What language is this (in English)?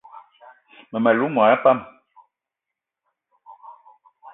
Eton (Cameroon)